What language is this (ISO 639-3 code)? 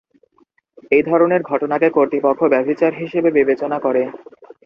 ben